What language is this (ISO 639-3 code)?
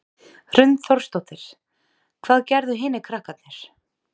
isl